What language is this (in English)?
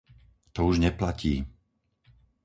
Slovak